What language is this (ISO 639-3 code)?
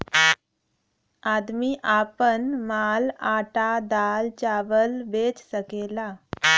bho